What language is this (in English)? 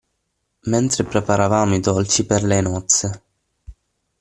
Italian